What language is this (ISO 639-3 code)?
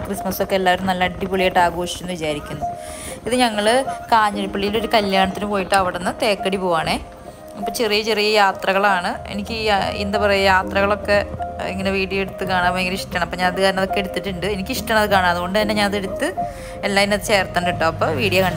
mal